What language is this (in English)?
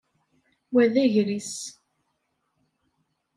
Kabyle